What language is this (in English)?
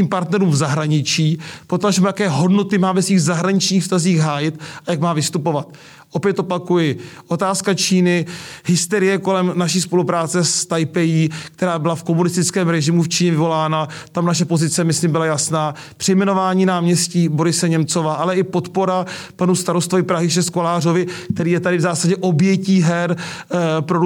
Czech